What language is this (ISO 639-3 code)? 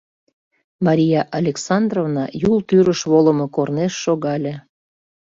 chm